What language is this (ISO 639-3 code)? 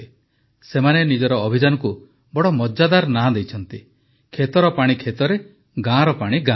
ori